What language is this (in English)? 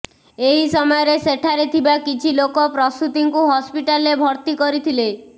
Odia